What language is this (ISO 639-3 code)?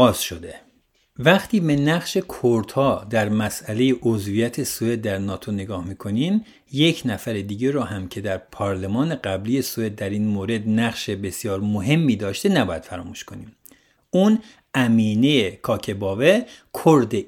fas